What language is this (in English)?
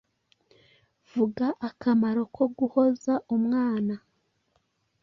Kinyarwanda